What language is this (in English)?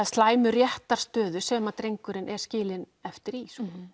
Icelandic